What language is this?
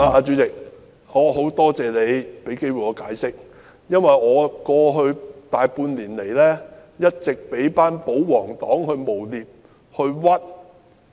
Cantonese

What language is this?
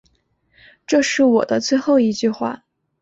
Chinese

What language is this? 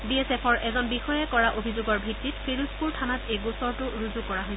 Assamese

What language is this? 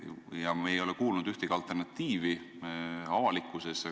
Estonian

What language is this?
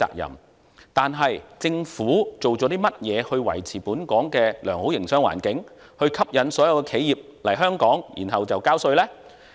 Cantonese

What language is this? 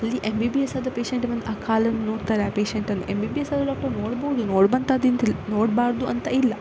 Kannada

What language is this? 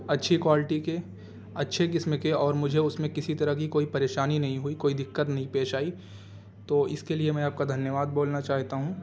Urdu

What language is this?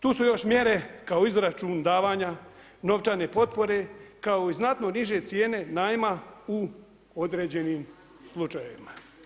Croatian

